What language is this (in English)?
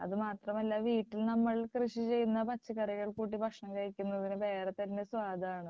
Malayalam